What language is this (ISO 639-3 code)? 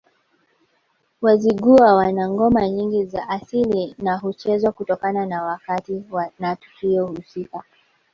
swa